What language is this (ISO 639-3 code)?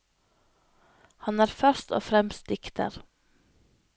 nor